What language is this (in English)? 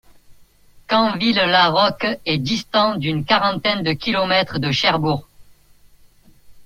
French